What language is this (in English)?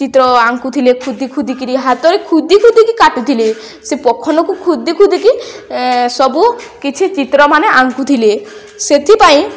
Odia